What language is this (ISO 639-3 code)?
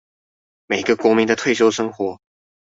zho